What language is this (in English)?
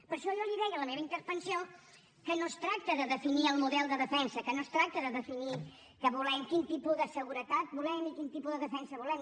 Catalan